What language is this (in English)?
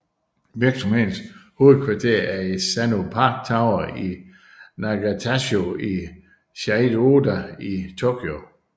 Danish